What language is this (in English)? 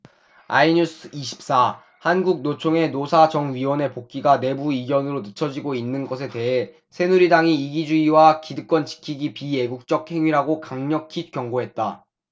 Korean